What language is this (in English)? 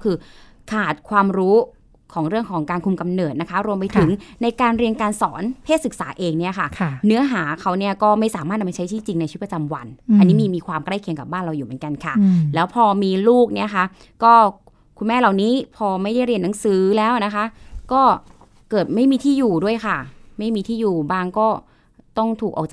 Thai